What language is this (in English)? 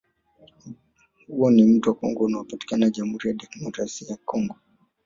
Swahili